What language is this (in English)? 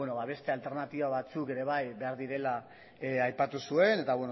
Basque